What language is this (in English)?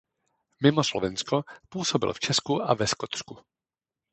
Czech